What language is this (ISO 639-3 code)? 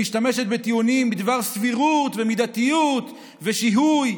heb